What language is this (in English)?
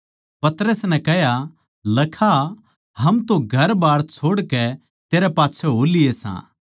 Haryanvi